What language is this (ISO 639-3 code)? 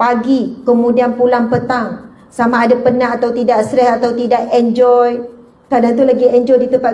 msa